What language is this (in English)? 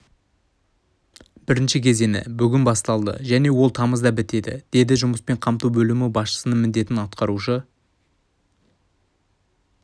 Kazakh